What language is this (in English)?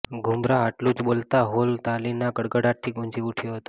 Gujarati